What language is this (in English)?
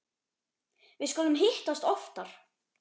Icelandic